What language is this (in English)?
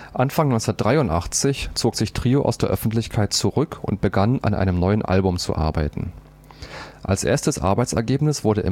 German